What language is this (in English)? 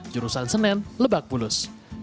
Indonesian